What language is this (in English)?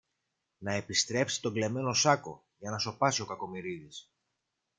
Greek